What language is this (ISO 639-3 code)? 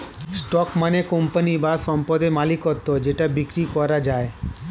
ben